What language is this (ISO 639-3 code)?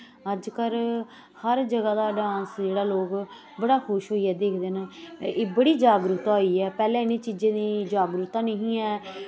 doi